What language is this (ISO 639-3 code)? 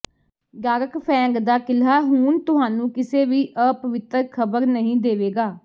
pan